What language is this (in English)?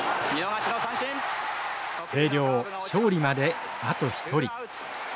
Japanese